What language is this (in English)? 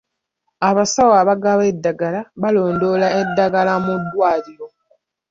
Ganda